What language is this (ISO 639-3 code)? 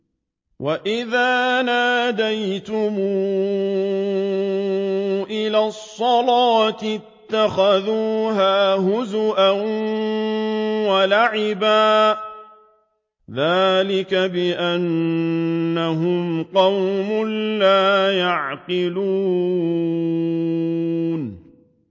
ara